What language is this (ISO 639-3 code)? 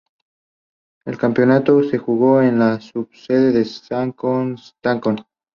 spa